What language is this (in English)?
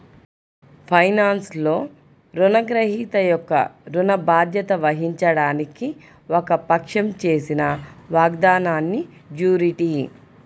Telugu